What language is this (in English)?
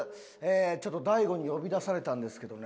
Japanese